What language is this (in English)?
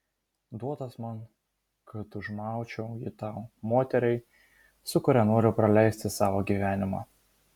Lithuanian